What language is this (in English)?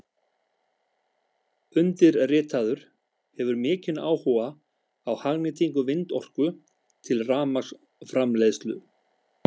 Icelandic